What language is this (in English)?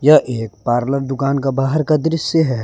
Hindi